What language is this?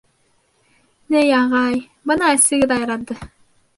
Bashkir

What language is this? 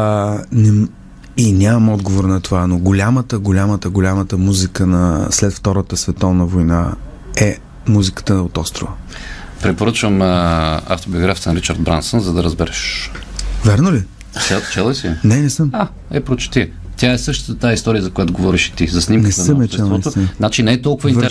Bulgarian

